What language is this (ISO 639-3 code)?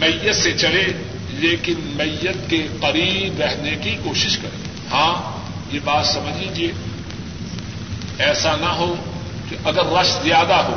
urd